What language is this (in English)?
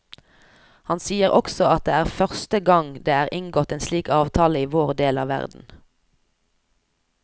Norwegian